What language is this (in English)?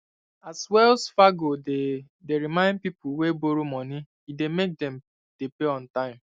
Nigerian Pidgin